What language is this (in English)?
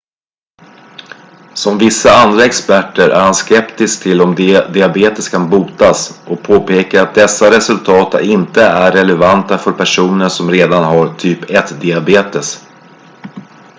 Swedish